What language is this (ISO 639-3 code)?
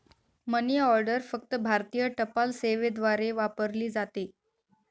mar